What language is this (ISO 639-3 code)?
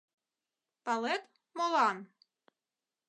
chm